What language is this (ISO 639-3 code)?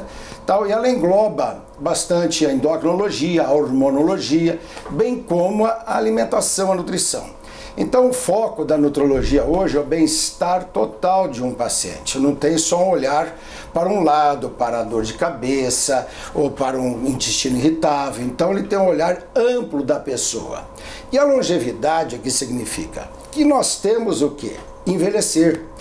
por